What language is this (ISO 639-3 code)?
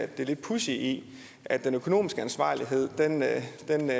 dan